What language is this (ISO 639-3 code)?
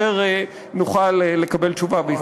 heb